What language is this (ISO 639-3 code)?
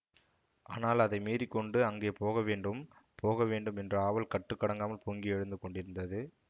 tam